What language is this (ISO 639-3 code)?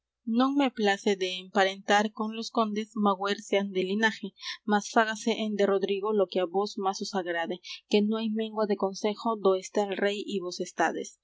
spa